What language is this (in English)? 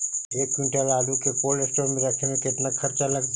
Magahi